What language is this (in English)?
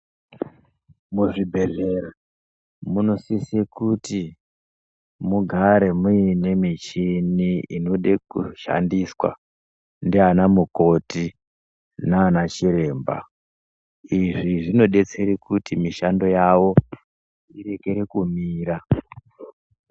Ndau